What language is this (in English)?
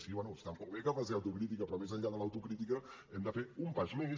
Catalan